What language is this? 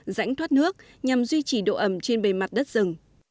Vietnamese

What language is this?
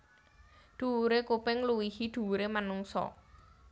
Javanese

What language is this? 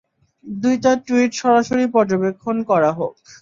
Bangla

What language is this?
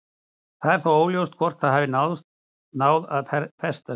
Icelandic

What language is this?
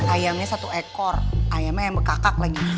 Indonesian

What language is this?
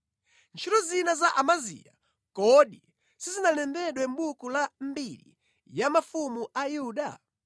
Nyanja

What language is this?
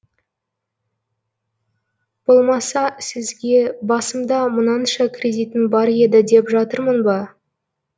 Kazakh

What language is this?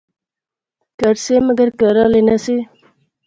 Pahari-Potwari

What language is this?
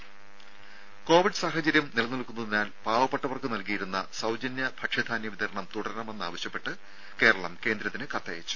Malayalam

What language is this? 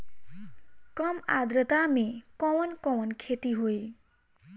Bhojpuri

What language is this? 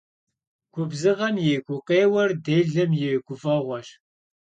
Kabardian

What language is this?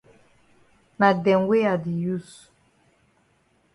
Cameroon Pidgin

